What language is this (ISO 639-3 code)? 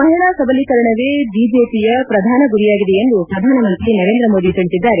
kan